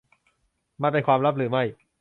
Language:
Thai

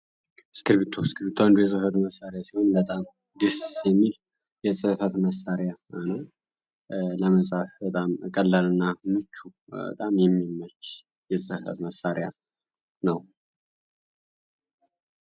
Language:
Amharic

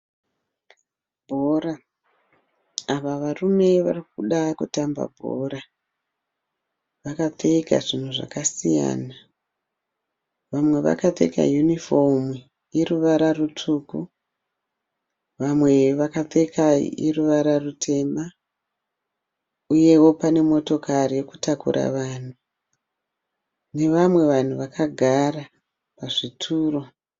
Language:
Shona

